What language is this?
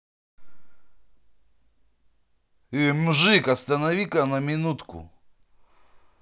Russian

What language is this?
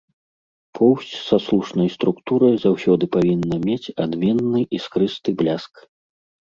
Belarusian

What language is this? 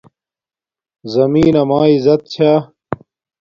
Domaaki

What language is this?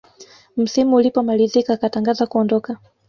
Swahili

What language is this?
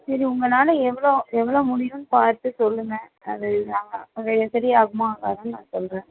Tamil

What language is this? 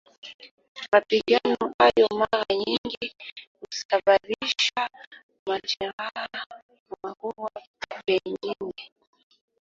Swahili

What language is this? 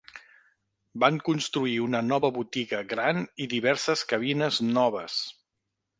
Catalan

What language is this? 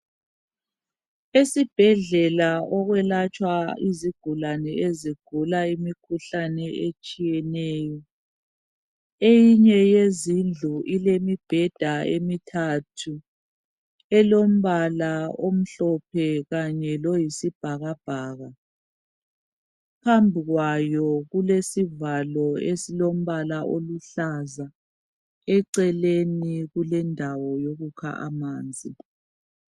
North Ndebele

